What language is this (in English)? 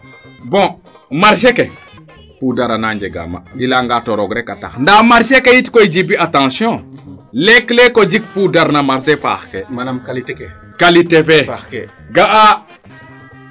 Serer